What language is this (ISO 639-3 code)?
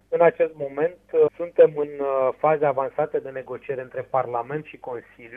ron